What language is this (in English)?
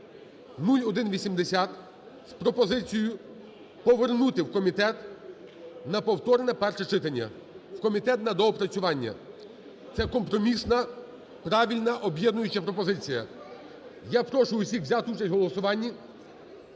Ukrainian